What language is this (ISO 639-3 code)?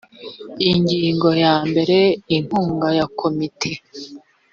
kin